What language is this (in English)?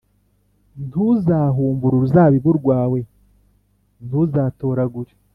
Kinyarwanda